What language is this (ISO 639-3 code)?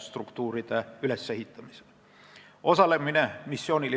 est